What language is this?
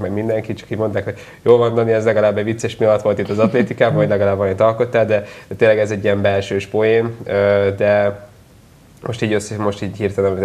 Hungarian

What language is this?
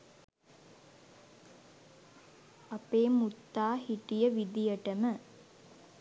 Sinhala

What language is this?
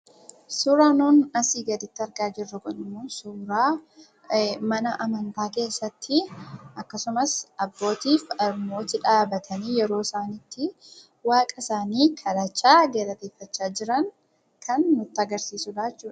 Oromo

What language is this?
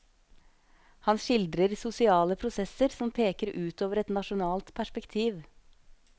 Norwegian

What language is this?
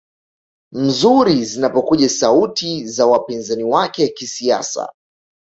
Swahili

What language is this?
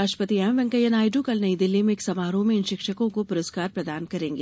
Hindi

